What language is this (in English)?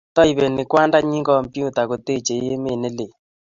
Kalenjin